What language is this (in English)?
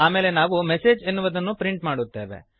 Kannada